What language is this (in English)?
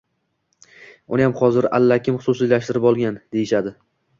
Uzbek